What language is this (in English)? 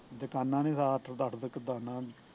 Punjabi